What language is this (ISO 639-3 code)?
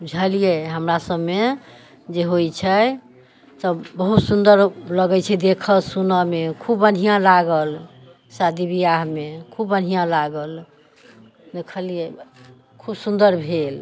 mai